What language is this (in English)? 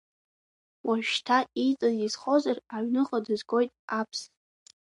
Abkhazian